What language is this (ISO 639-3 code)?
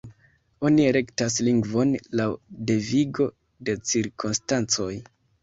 epo